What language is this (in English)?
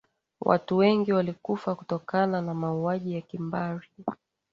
Swahili